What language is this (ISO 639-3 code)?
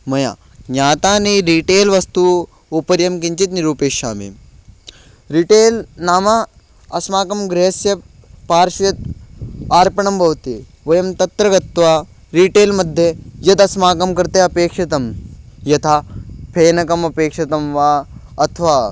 san